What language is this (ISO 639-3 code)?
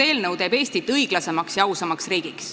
est